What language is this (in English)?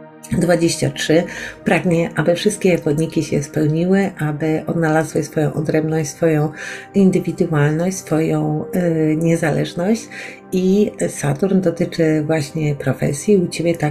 Polish